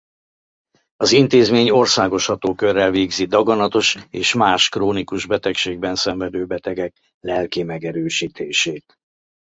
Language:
Hungarian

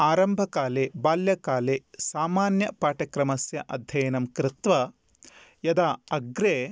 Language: Sanskrit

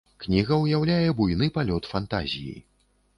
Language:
Belarusian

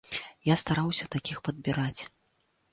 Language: Belarusian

